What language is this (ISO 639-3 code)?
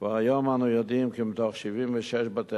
heb